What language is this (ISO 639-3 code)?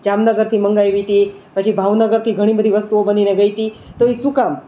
guj